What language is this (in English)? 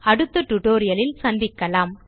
Tamil